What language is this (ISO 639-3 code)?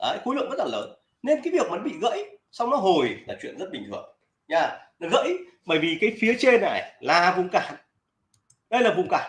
vie